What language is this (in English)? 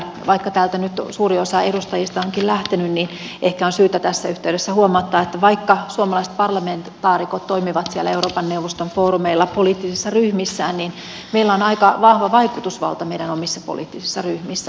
Finnish